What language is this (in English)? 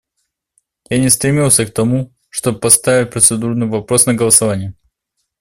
Russian